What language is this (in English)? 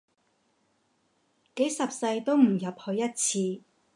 Cantonese